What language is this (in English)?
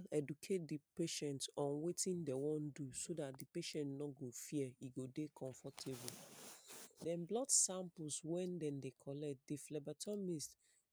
Nigerian Pidgin